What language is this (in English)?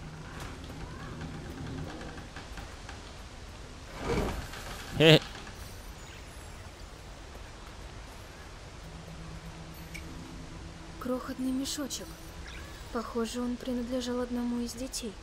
Russian